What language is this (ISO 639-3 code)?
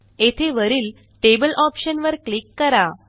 mar